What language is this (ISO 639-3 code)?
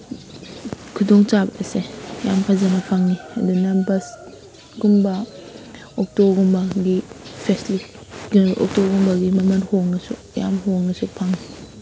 mni